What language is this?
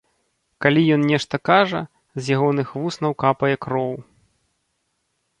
Belarusian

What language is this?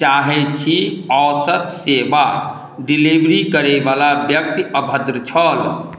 Maithili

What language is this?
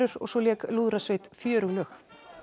Icelandic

